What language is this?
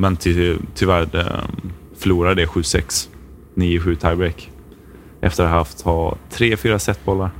Swedish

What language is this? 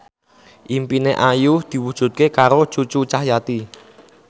Javanese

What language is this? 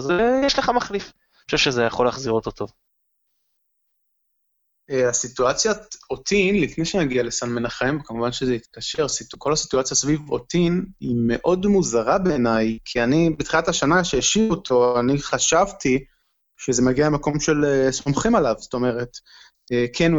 Hebrew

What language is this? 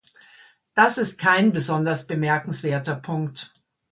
German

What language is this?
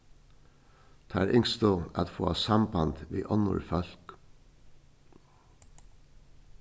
Faroese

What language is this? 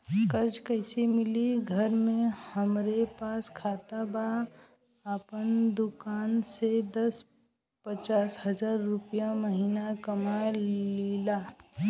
Bhojpuri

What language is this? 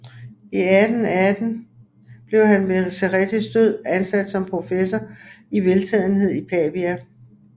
Danish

